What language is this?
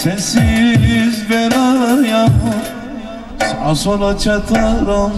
Turkish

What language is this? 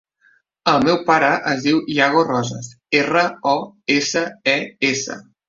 Catalan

